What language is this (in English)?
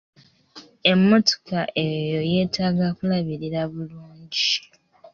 Ganda